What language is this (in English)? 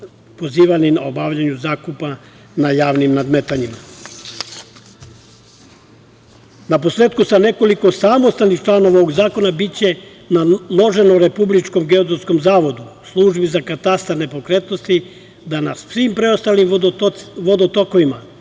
Serbian